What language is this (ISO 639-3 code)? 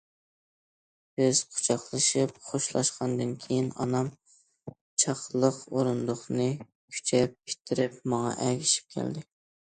uig